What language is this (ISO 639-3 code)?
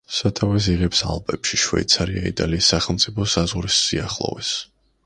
kat